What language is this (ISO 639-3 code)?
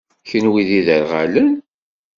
kab